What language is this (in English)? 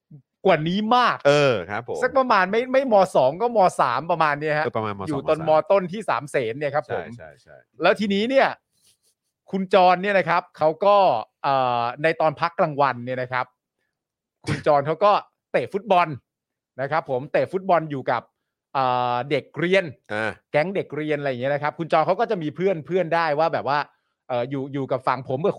Thai